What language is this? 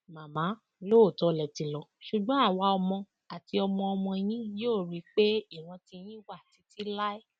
Yoruba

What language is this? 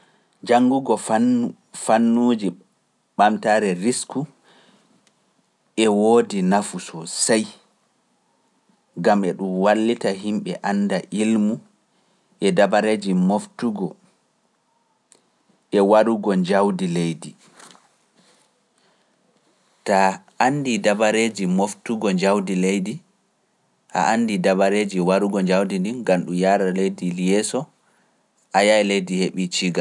Pular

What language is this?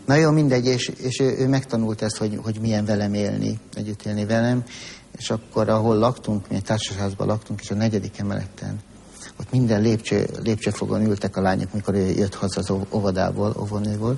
Hungarian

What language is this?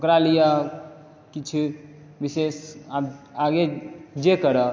Maithili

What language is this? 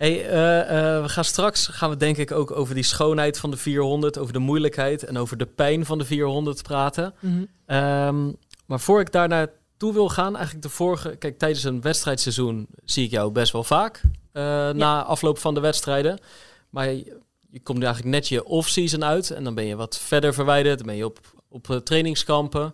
Dutch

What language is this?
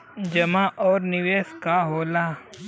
Bhojpuri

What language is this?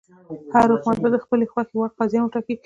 Pashto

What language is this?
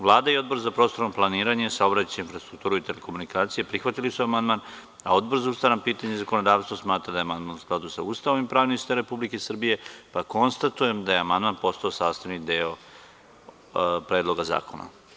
Serbian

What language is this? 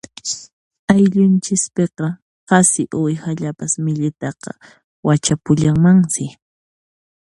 Puno Quechua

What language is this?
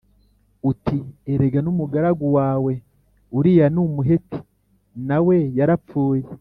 Kinyarwanda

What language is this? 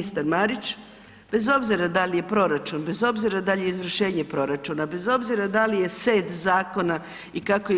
Croatian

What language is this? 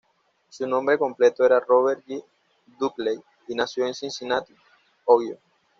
Spanish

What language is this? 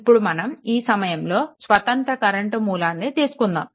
Telugu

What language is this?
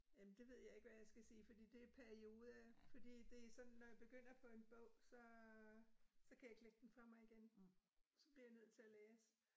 Danish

